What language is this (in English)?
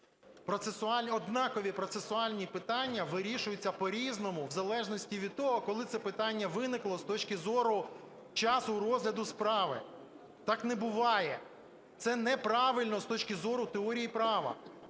Ukrainian